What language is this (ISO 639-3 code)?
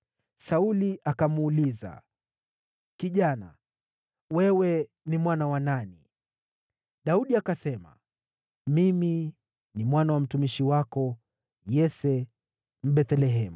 swa